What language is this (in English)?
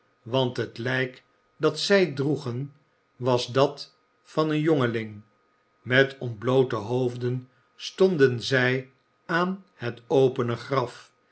Dutch